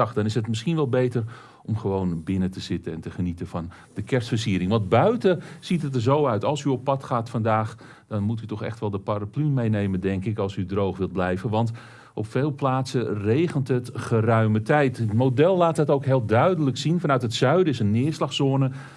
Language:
Dutch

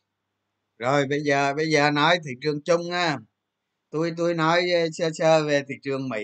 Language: Vietnamese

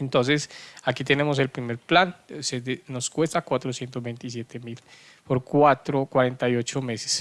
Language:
Spanish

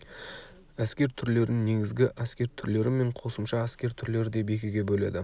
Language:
Kazakh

